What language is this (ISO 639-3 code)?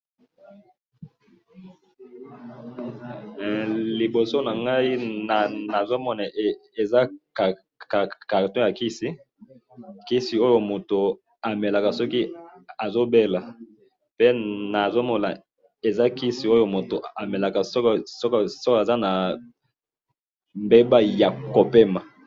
lin